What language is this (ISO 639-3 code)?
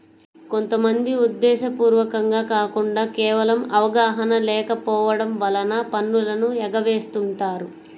tel